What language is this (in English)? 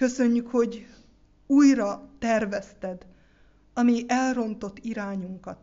Hungarian